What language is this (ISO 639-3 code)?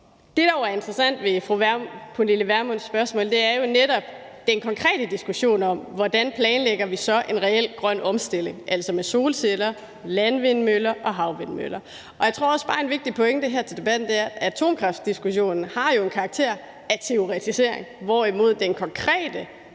dan